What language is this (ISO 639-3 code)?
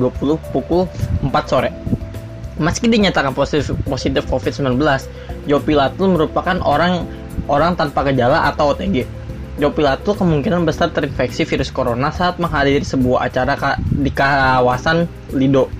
ind